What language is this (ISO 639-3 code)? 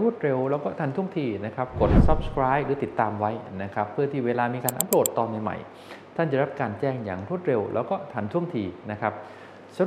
tha